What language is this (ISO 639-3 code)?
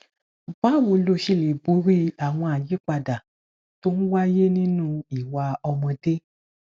yor